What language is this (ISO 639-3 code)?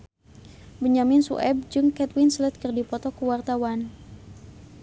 sun